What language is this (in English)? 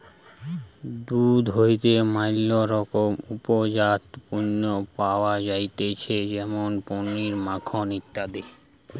Bangla